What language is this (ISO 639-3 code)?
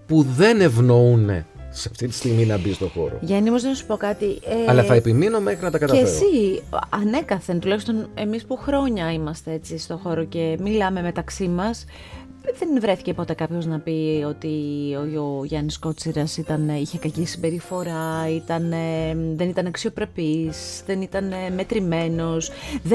ell